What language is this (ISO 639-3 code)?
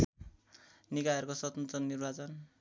nep